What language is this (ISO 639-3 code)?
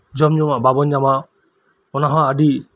sat